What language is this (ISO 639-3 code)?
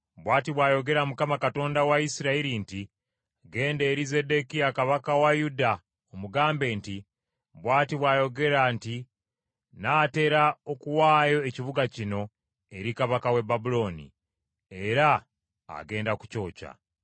lug